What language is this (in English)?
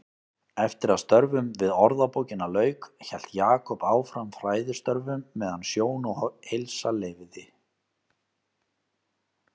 Icelandic